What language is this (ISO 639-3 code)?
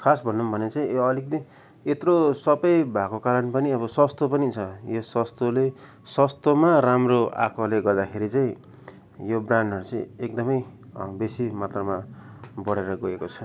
nep